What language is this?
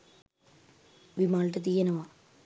Sinhala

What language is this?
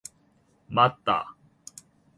Korean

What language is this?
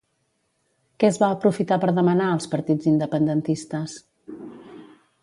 Catalan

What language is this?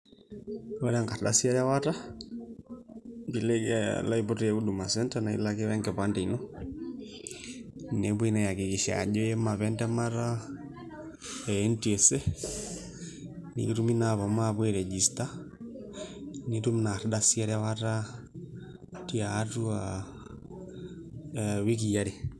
Masai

